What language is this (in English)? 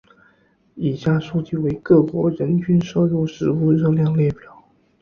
Chinese